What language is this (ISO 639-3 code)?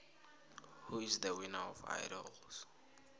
nbl